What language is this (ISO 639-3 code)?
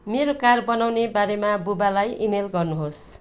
nep